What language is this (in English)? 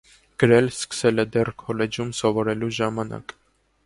Armenian